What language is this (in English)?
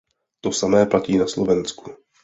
Czech